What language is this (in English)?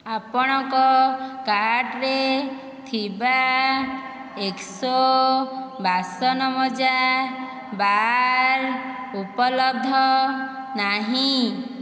Odia